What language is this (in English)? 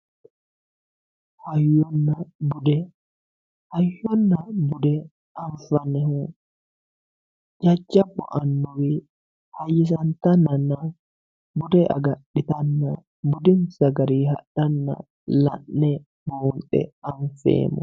Sidamo